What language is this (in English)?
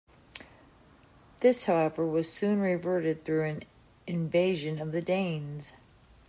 English